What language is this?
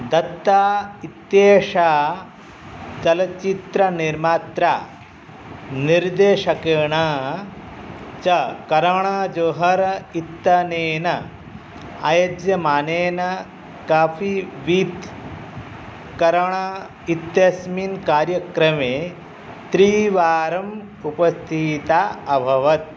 Sanskrit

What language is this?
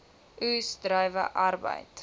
Afrikaans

